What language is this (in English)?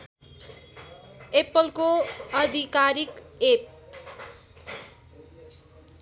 Nepali